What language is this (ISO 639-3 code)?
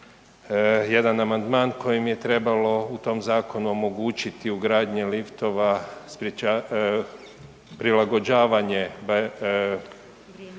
hrv